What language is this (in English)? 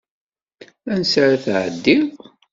Kabyle